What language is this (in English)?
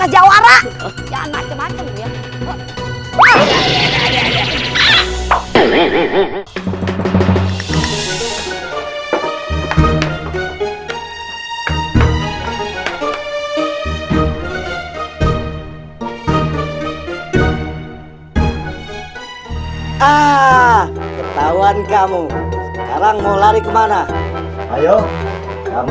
Indonesian